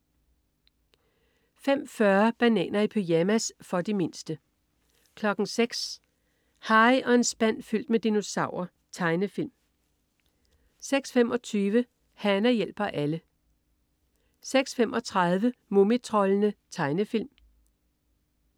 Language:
Danish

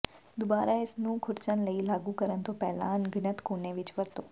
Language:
Punjabi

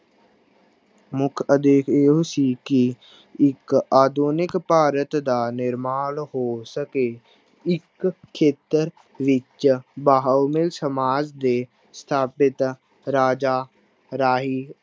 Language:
Punjabi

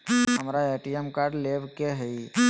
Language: Magahi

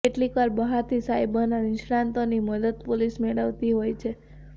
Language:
Gujarati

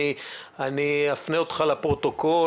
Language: Hebrew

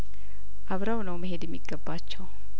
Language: Amharic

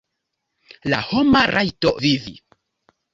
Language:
Esperanto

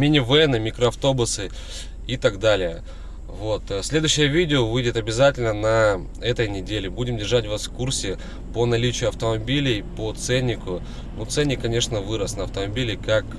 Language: Russian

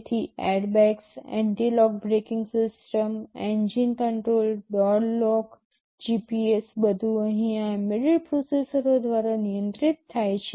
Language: Gujarati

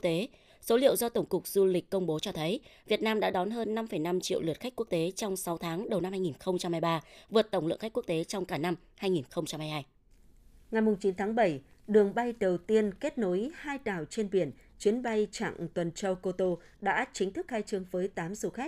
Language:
Vietnamese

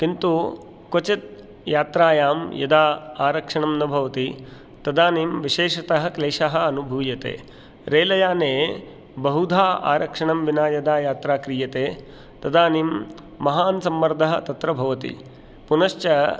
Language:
Sanskrit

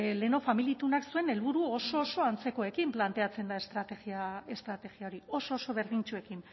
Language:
Basque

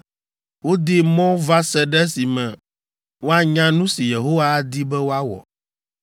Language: Ewe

